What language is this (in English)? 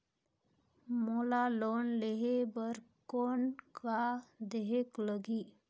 Chhattisgarhi